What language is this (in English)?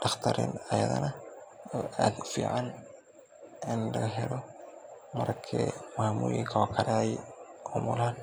Somali